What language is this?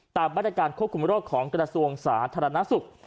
Thai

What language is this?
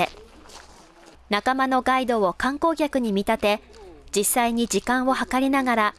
Japanese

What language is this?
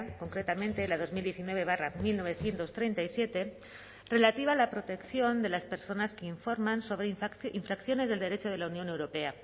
Spanish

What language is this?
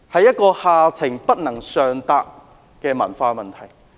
Cantonese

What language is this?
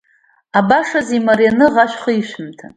Abkhazian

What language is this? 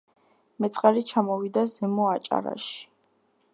Georgian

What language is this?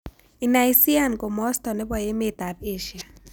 Kalenjin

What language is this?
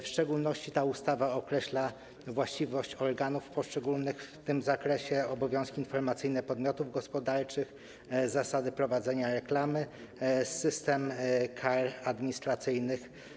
Polish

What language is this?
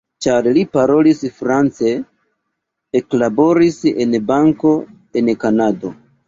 Esperanto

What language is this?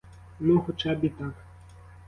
Ukrainian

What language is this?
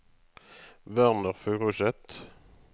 Norwegian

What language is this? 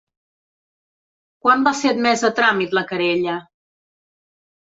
Catalan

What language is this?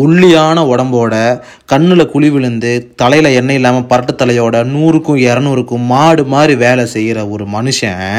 Tamil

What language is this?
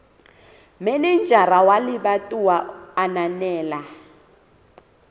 Southern Sotho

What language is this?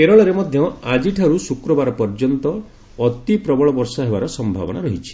Odia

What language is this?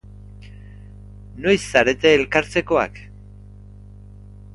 Basque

